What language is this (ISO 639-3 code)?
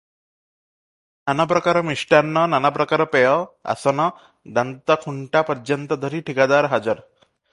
ori